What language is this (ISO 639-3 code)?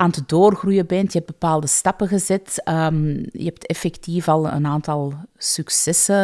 nld